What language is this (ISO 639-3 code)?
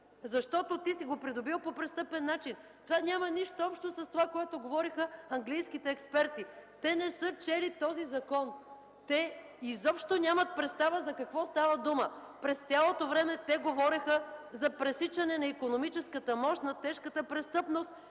bul